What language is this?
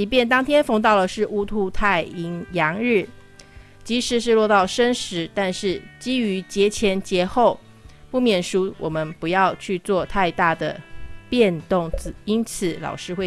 Chinese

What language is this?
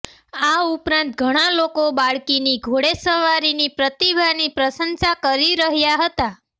Gujarati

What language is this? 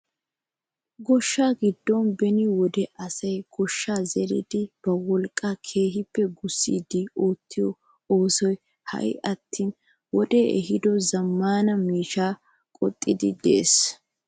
Wolaytta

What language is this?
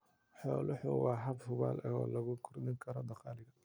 Somali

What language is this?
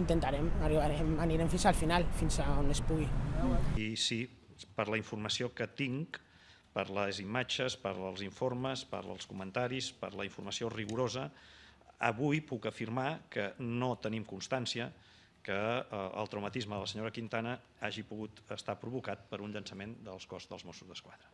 Spanish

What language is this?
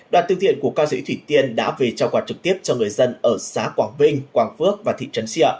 Vietnamese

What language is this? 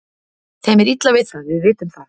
Icelandic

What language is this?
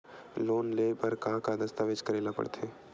Chhattisgarhi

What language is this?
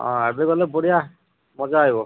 Odia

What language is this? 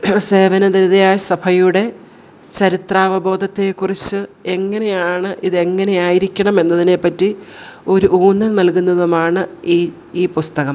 Malayalam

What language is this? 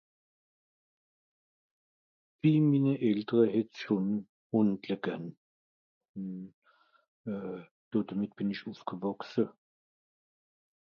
Swiss German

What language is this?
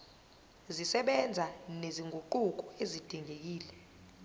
Zulu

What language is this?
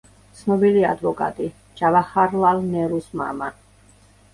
Georgian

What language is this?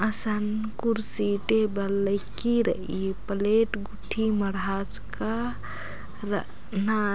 Kurukh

